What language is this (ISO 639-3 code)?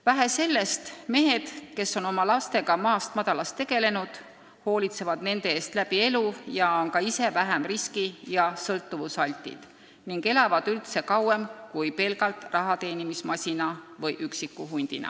est